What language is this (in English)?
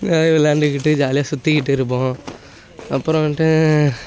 Tamil